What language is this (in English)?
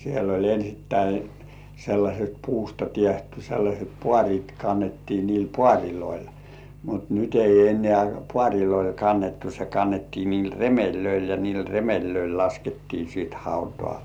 Finnish